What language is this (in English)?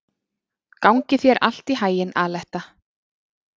Icelandic